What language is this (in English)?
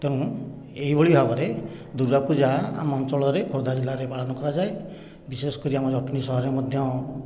Odia